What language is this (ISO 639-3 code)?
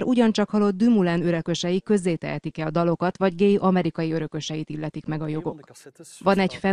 hun